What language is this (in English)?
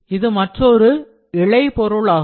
Tamil